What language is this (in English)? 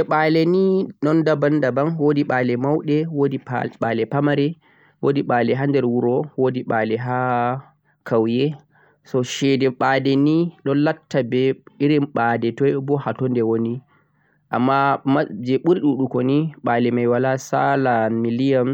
Central-Eastern Niger Fulfulde